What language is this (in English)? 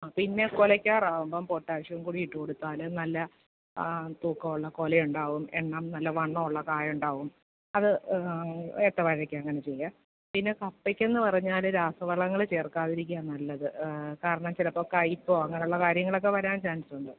Malayalam